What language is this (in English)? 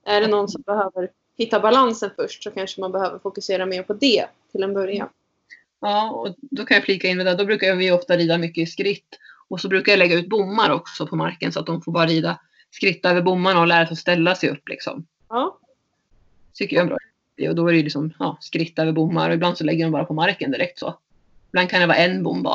Swedish